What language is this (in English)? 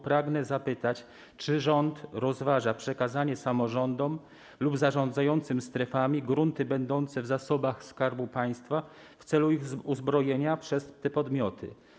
Polish